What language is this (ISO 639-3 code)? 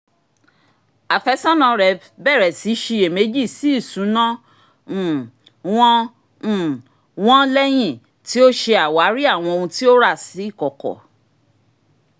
yor